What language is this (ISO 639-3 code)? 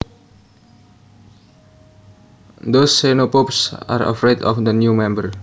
jav